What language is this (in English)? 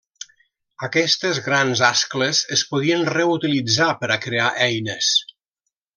Catalan